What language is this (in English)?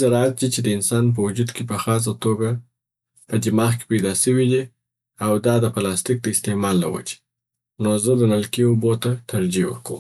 Southern Pashto